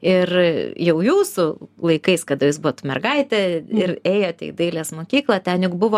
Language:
Lithuanian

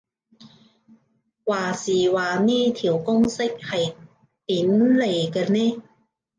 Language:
Cantonese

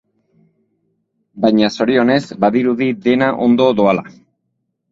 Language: Basque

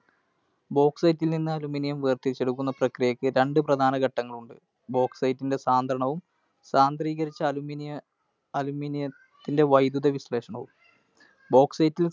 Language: Malayalam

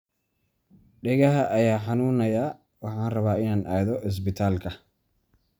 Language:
Somali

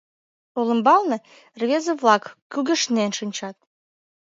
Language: Mari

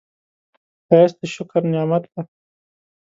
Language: Pashto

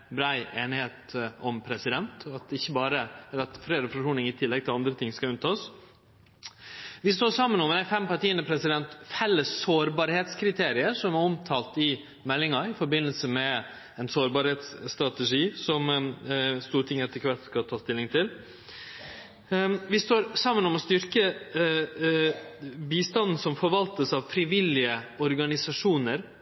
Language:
Norwegian Nynorsk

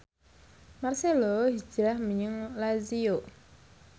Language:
Javanese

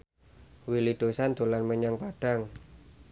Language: Javanese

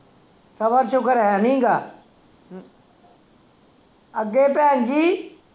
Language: Punjabi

